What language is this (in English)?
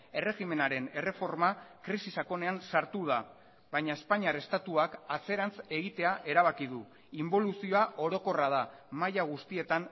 Basque